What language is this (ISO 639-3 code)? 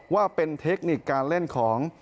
tha